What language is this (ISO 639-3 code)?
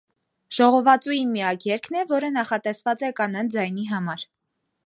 hye